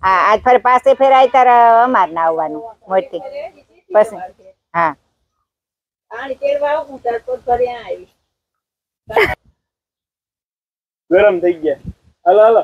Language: Gujarati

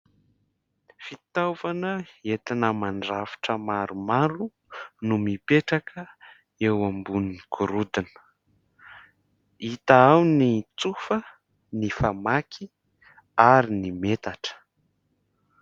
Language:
Malagasy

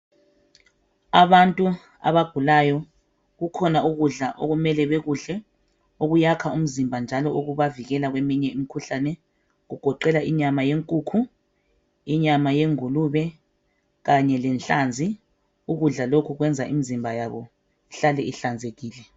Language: North Ndebele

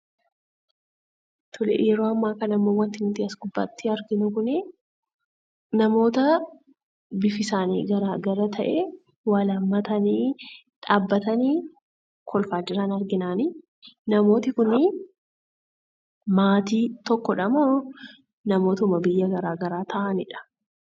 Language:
Oromo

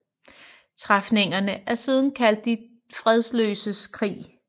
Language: Danish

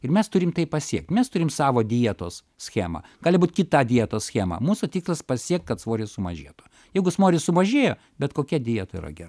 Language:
Lithuanian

